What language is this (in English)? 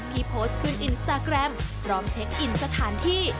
Thai